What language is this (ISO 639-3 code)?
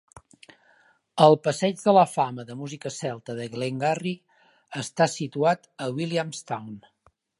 cat